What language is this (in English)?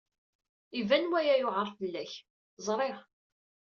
Kabyle